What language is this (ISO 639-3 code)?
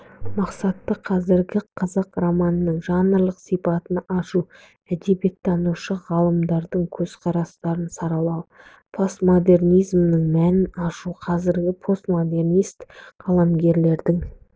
kaz